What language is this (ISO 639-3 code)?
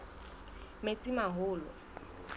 sot